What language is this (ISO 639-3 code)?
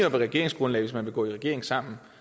dan